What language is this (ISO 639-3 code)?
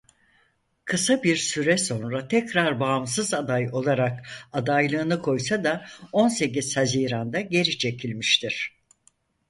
tur